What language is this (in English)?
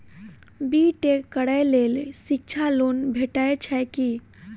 Maithili